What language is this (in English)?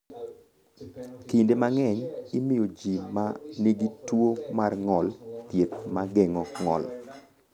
Luo (Kenya and Tanzania)